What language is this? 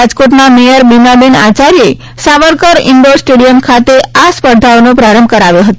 Gujarati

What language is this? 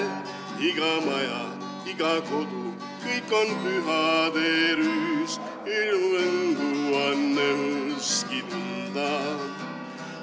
Estonian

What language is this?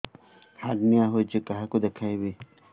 Odia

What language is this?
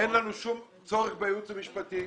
Hebrew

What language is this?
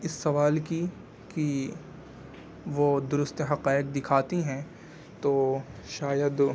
Urdu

